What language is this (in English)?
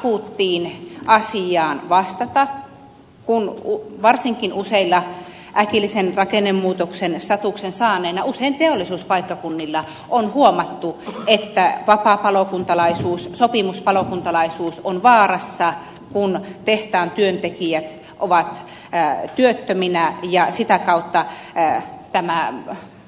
Finnish